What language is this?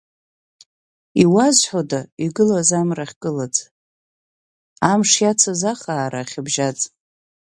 Abkhazian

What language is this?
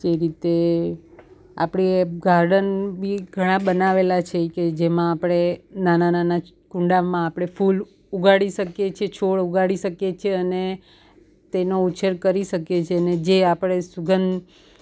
Gujarati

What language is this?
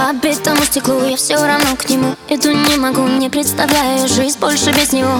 Ukrainian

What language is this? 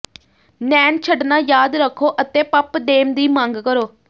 Punjabi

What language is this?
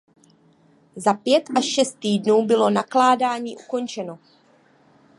Czech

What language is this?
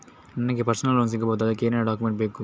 Kannada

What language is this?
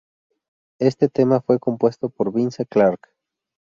Spanish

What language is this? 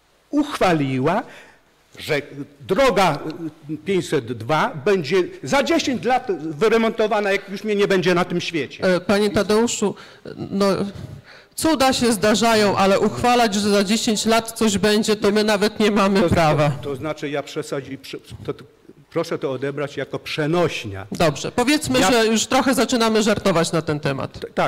Polish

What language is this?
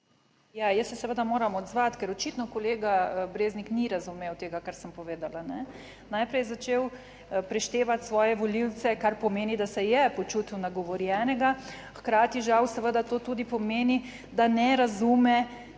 Slovenian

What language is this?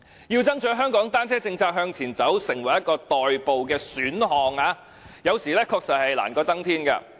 Cantonese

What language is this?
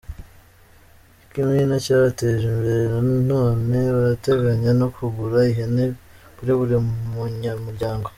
Kinyarwanda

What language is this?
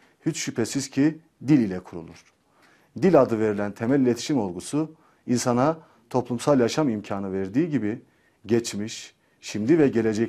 Turkish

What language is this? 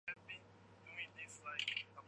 Chinese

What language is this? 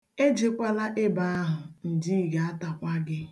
Igbo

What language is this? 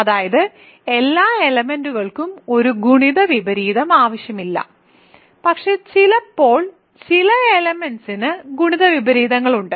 Malayalam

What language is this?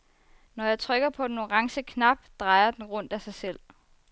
Danish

